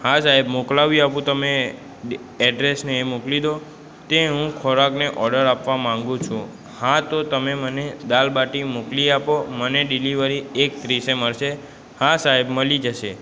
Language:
Gujarati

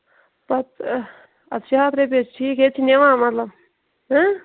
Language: Kashmiri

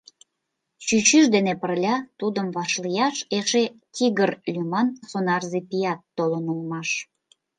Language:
Mari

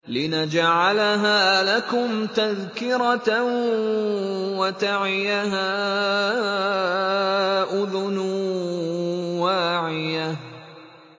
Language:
Arabic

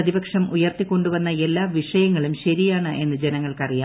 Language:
Malayalam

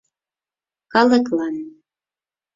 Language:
Mari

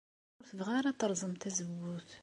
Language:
Kabyle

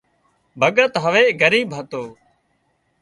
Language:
Wadiyara Koli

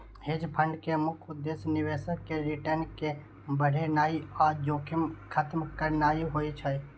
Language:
Maithili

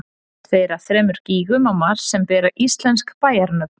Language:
Icelandic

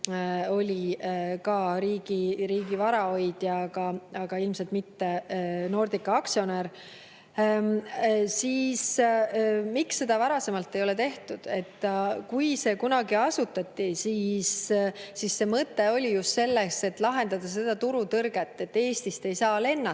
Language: Estonian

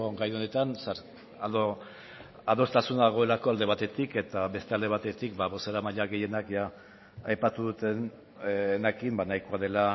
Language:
Basque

